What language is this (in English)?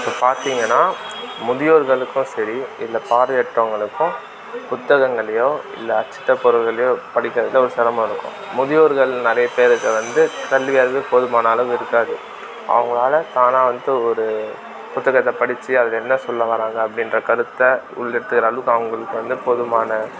Tamil